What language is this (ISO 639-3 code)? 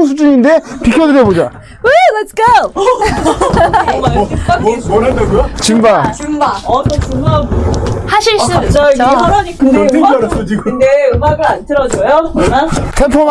kor